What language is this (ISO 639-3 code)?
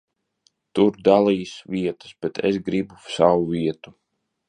lav